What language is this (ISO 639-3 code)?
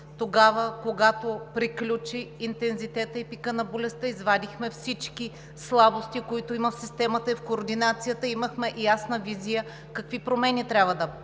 bul